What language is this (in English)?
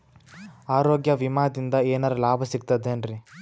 Kannada